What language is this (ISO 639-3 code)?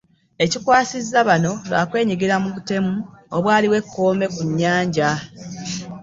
lug